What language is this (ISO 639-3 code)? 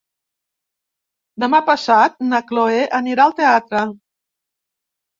cat